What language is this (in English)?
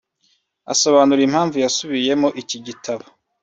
Kinyarwanda